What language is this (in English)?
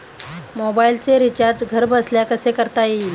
Marathi